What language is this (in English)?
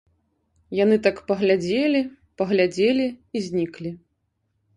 Belarusian